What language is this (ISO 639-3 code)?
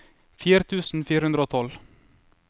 nor